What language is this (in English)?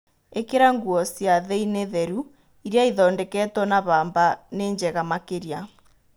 Kikuyu